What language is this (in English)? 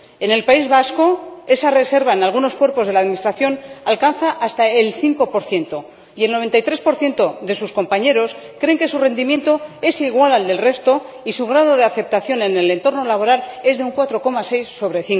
Spanish